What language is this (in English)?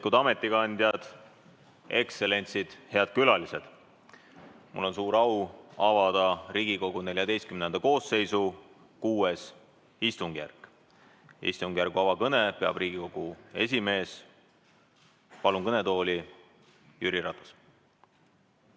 Estonian